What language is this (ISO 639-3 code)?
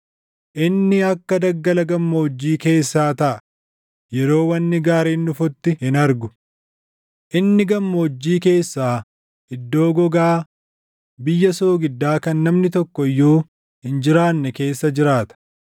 orm